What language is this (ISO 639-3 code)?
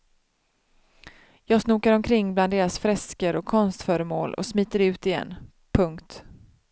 swe